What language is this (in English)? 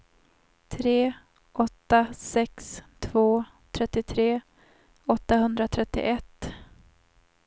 Swedish